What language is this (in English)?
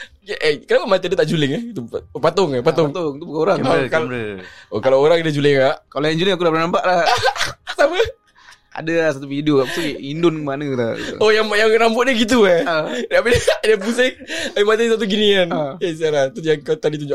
Malay